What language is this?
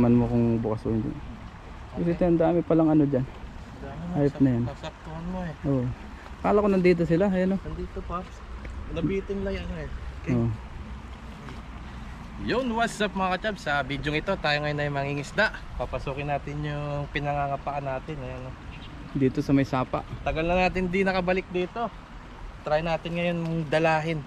Filipino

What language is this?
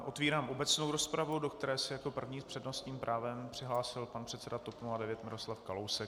Czech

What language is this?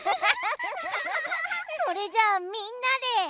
Japanese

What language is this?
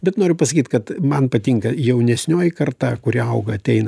Lithuanian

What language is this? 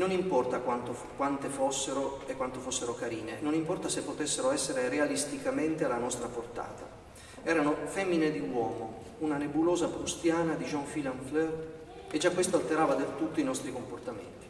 Italian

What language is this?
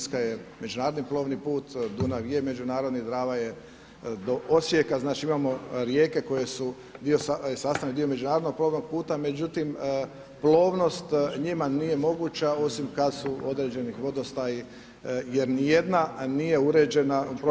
Croatian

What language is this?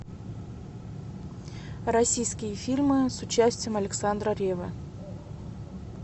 Russian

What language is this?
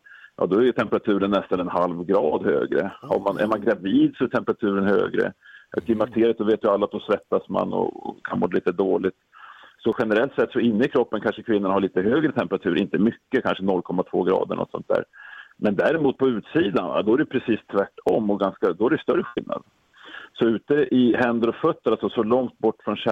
Swedish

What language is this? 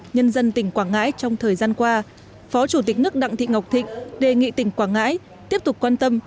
Vietnamese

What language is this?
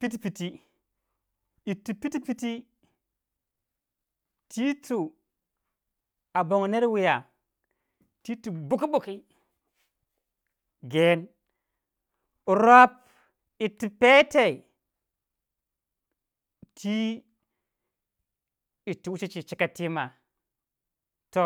Waja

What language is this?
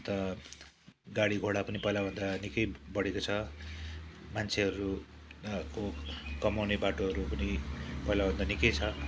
Nepali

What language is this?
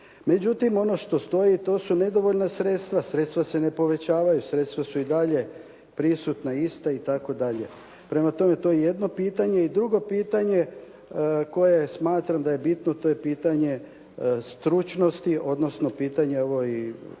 Croatian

